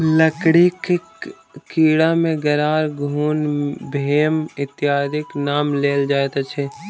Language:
Maithili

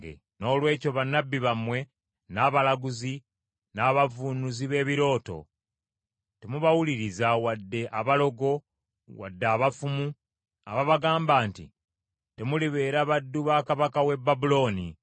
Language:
Ganda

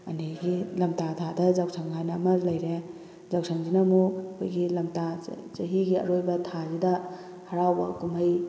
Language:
Manipuri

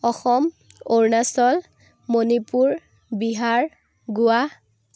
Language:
Assamese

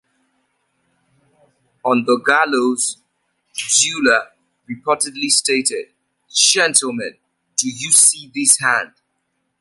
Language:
English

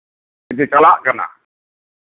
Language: Santali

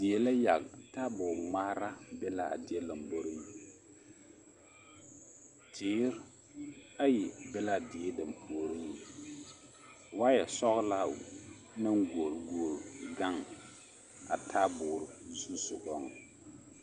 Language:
Southern Dagaare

